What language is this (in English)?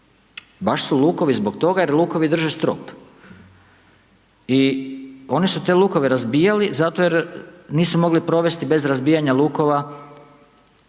Croatian